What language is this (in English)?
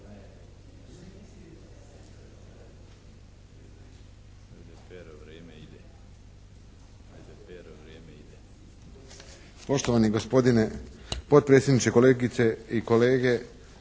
Croatian